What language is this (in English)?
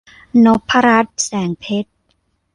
Thai